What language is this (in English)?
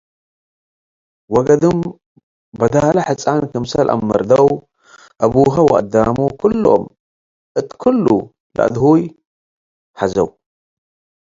Tigre